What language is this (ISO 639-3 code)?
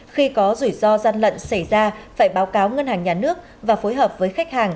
vie